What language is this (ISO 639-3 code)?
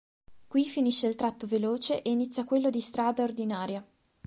ita